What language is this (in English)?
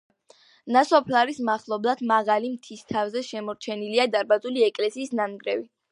Georgian